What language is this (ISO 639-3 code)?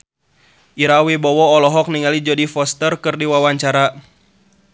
sun